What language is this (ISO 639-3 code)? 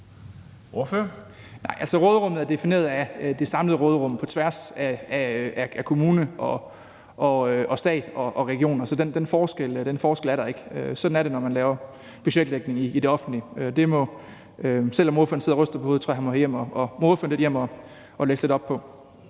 dan